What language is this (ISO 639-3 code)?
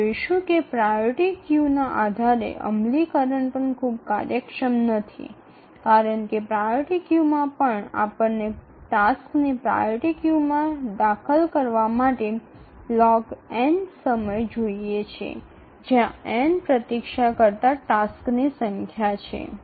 ben